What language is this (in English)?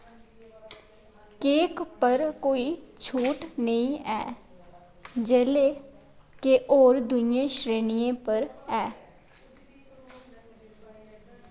Dogri